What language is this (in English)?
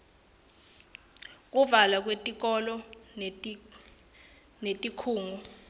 Swati